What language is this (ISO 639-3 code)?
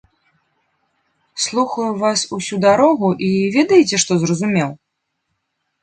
bel